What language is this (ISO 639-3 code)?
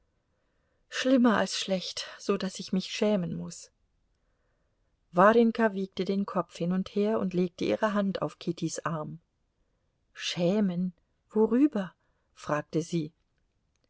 deu